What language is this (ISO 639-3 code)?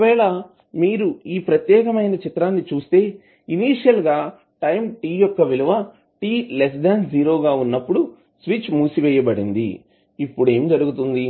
tel